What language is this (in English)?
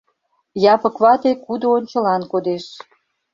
Mari